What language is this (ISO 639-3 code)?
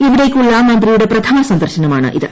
mal